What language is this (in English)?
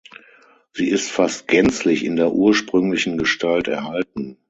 German